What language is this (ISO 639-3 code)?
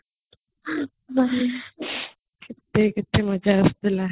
ori